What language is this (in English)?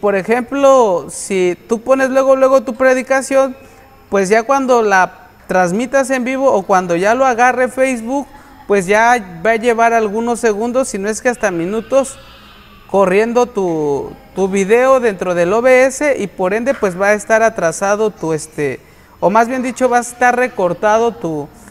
Spanish